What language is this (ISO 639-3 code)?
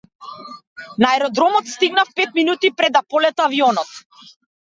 mkd